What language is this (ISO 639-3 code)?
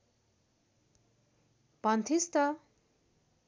nep